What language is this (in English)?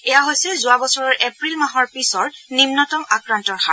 Assamese